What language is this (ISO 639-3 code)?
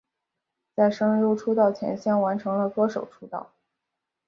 zho